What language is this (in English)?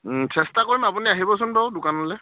Assamese